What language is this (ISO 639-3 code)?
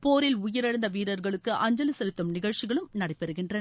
tam